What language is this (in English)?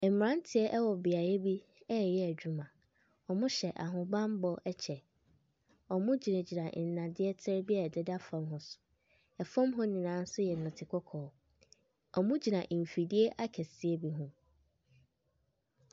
Akan